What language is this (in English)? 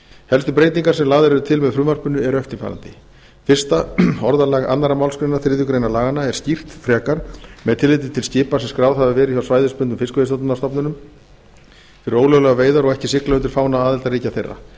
Icelandic